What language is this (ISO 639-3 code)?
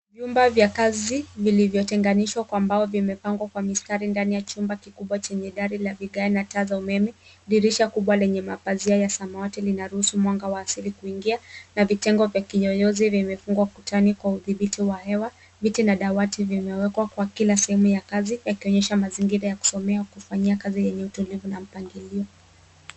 swa